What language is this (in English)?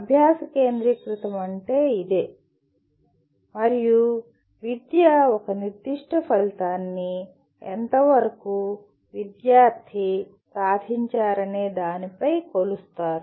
Telugu